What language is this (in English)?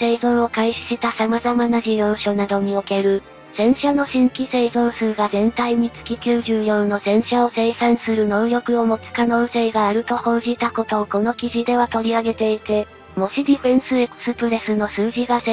Japanese